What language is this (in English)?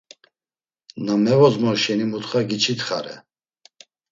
Laz